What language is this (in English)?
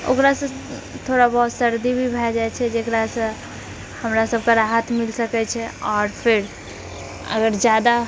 Maithili